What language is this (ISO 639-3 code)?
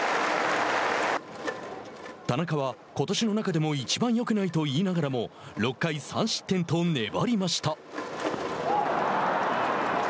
jpn